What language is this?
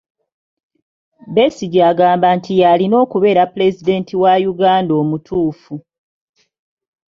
Ganda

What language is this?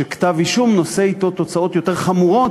Hebrew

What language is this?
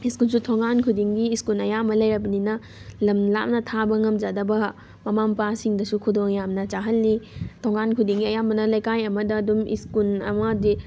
Manipuri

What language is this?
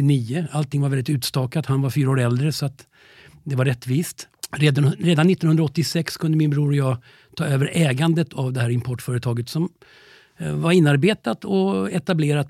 Swedish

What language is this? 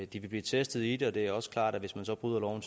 Danish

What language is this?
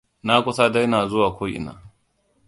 Hausa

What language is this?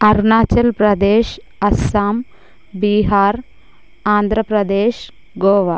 Telugu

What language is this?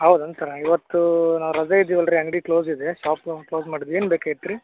Kannada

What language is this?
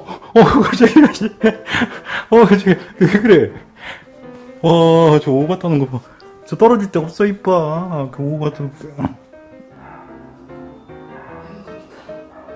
Korean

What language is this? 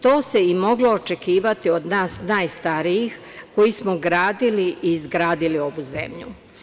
Serbian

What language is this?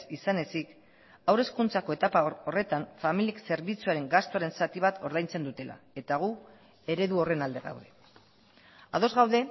Basque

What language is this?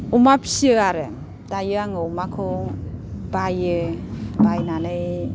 Bodo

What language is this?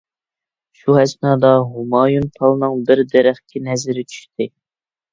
Uyghur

